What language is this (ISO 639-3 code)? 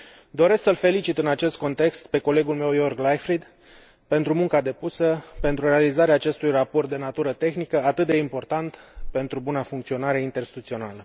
ron